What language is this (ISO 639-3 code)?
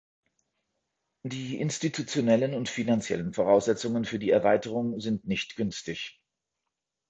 deu